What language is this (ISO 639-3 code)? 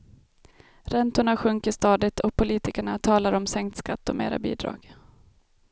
swe